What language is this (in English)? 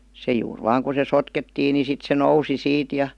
Finnish